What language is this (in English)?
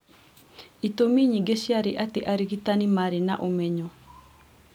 Kikuyu